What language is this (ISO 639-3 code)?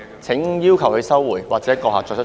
yue